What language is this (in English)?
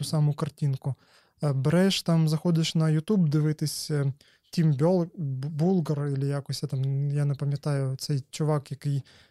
Ukrainian